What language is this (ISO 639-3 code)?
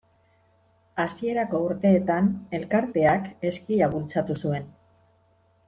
eus